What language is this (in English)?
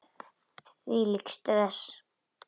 Icelandic